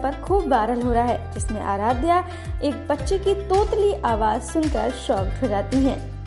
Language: Hindi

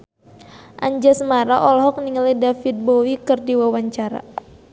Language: Sundanese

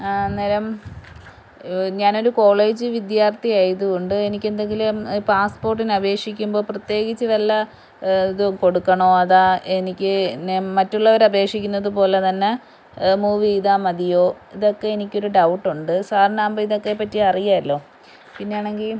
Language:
Malayalam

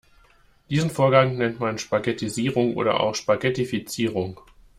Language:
German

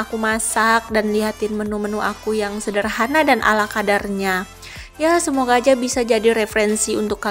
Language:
Indonesian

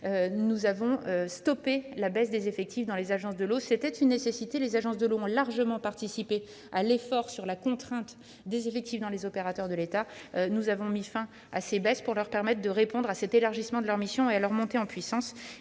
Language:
French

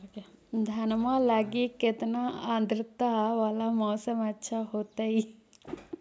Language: Magahi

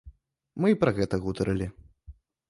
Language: Belarusian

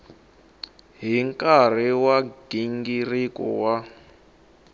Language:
Tsonga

